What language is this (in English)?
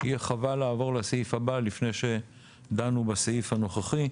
Hebrew